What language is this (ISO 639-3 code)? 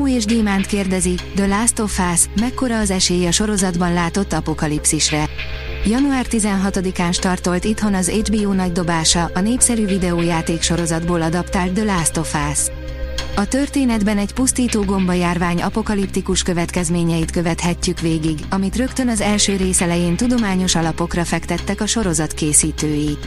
hun